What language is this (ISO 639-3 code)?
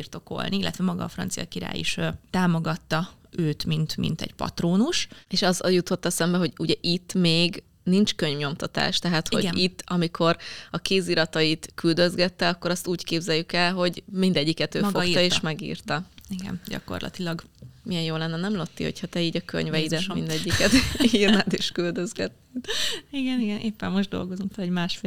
hun